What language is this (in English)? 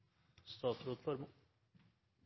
Norwegian Nynorsk